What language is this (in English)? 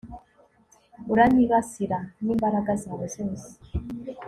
Kinyarwanda